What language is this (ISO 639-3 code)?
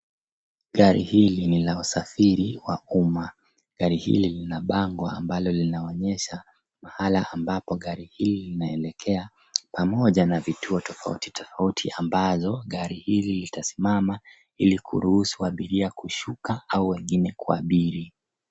swa